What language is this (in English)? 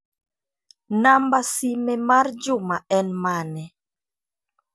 Luo (Kenya and Tanzania)